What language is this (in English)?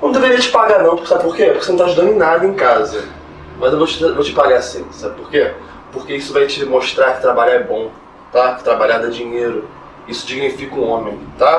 Portuguese